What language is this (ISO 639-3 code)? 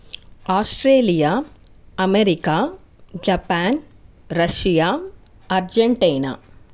tel